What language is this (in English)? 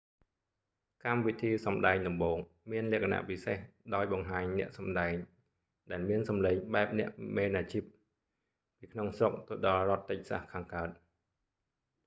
Khmer